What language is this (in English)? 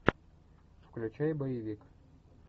Russian